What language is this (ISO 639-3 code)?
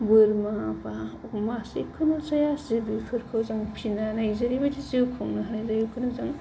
brx